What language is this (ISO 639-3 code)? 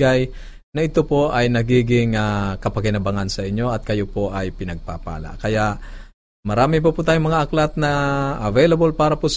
fil